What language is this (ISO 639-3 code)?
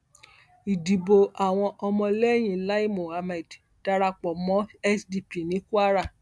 yor